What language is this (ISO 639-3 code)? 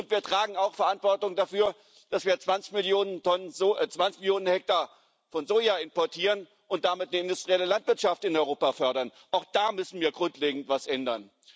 deu